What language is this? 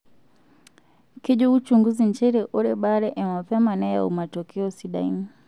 Masai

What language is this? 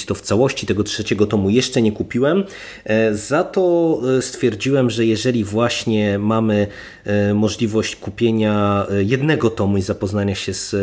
Polish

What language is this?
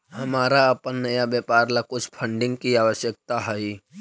Magahi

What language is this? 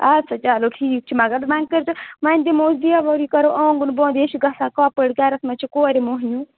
Kashmiri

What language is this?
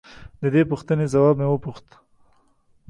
Pashto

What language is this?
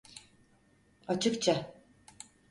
Turkish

